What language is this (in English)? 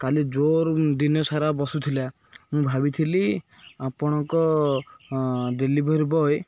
Odia